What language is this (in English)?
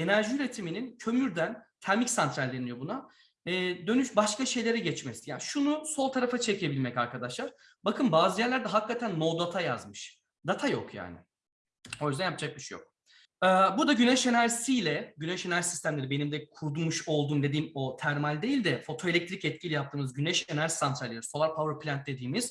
Turkish